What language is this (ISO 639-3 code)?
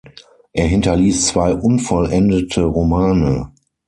deu